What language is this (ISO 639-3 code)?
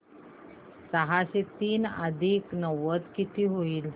mar